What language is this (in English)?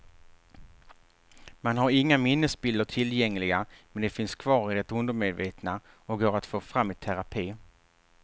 Swedish